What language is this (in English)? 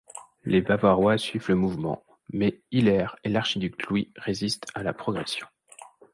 French